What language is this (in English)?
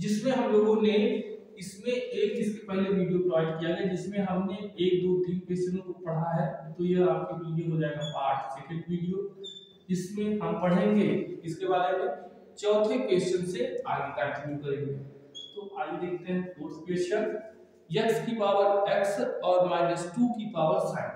Hindi